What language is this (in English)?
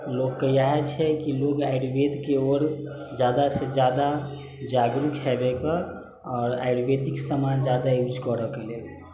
Maithili